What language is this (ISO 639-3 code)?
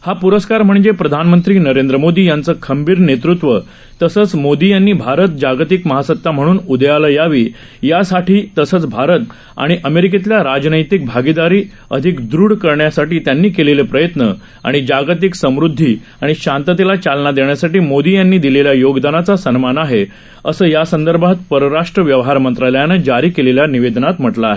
mar